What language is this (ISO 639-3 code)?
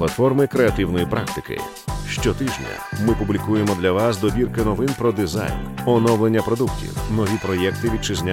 ukr